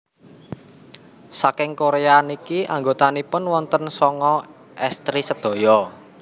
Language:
Javanese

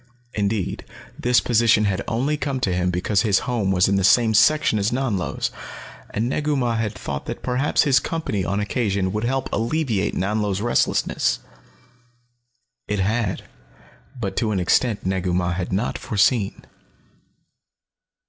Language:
English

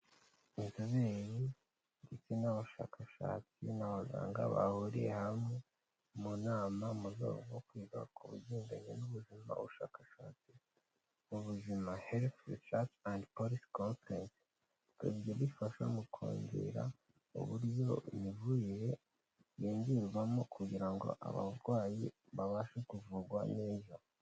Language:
Kinyarwanda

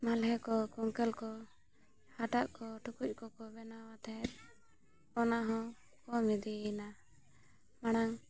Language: Santali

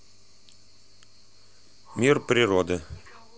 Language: Russian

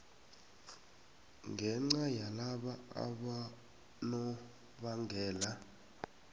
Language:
South Ndebele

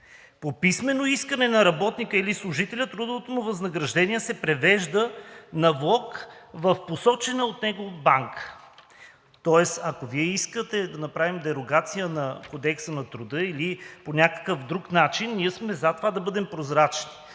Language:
Bulgarian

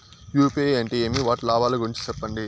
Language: Telugu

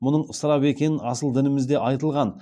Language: Kazakh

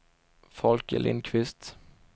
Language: Swedish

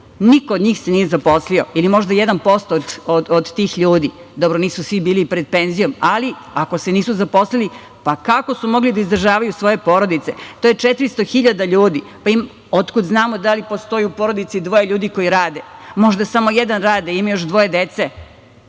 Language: Serbian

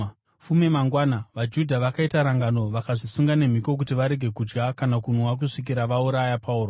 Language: Shona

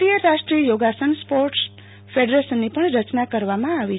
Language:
Gujarati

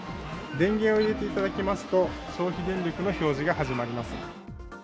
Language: Japanese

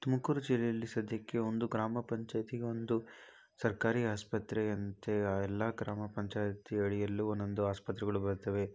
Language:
Kannada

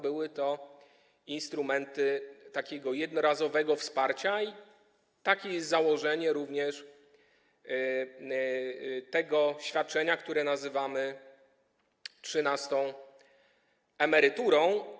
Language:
Polish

